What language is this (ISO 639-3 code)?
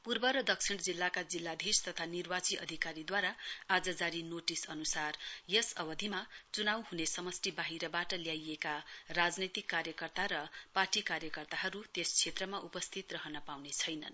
nep